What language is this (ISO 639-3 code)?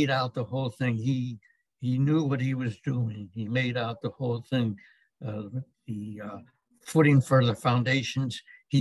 eng